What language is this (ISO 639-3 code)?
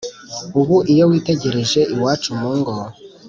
kin